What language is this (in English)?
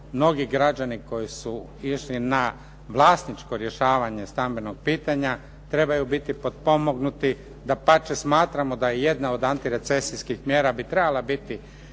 Croatian